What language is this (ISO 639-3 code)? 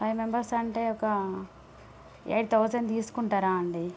tel